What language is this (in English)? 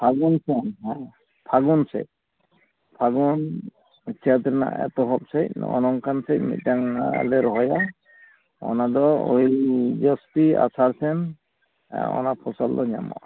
Santali